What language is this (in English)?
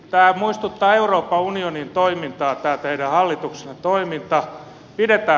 Finnish